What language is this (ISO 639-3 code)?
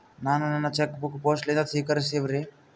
kan